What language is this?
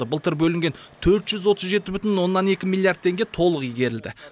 Kazakh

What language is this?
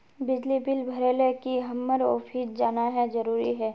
Magahi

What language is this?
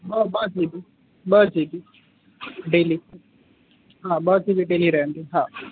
Sindhi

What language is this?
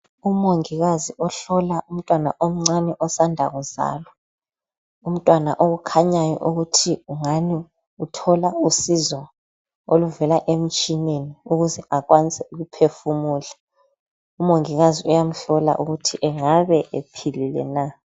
North Ndebele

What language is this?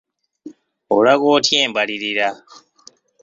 Ganda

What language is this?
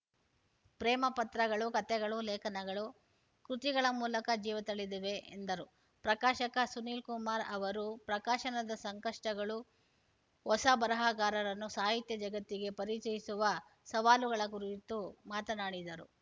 Kannada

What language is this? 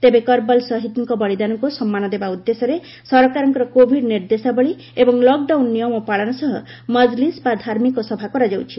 Odia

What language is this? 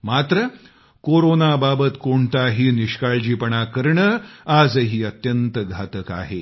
Marathi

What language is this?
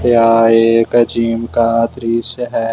Hindi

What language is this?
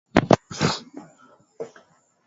Swahili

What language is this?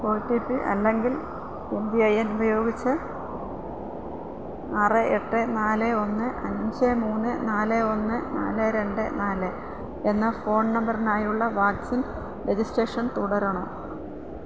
Malayalam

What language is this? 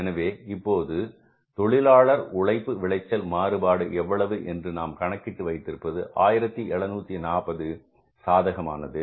Tamil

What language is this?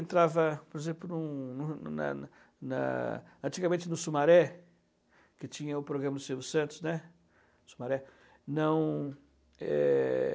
Portuguese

